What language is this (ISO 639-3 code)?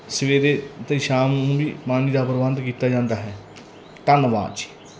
pan